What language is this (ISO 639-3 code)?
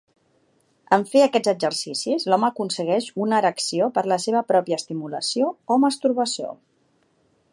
cat